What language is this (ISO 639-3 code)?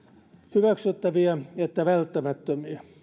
fin